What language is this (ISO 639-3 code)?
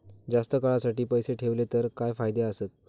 mar